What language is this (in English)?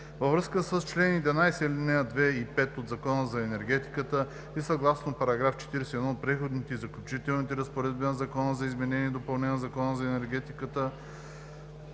Bulgarian